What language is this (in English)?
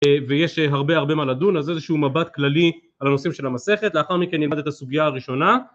Hebrew